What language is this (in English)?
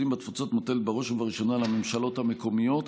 Hebrew